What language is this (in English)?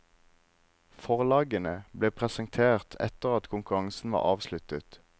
Norwegian